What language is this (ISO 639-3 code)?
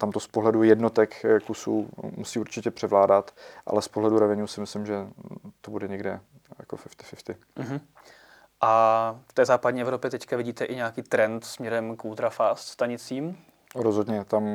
ces